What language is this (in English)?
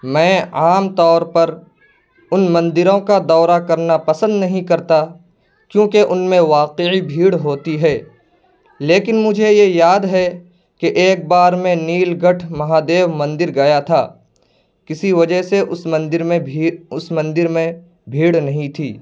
Urdu